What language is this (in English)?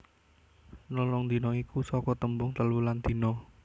Javanese